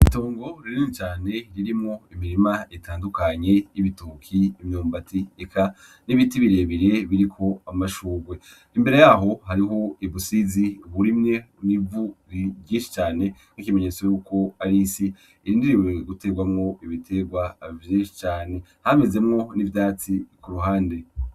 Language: Rundi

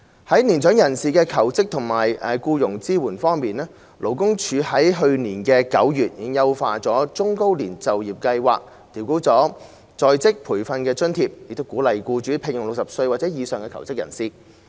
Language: Cantonese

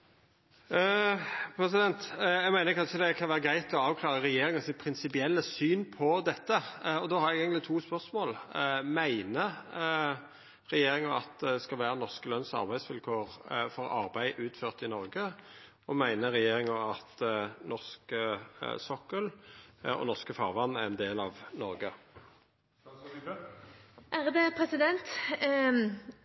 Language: Norwegian Nynorsk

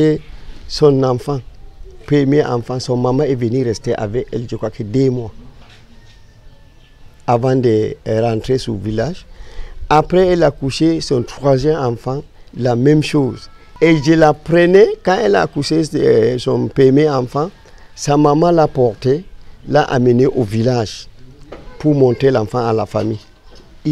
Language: French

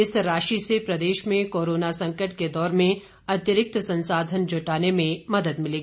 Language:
Hindi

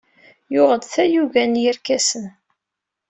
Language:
Kabyle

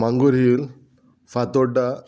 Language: Konkani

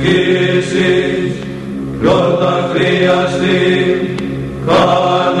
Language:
Greek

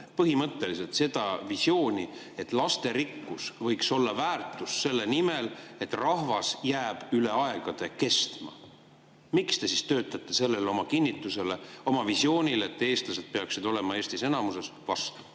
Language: Estonian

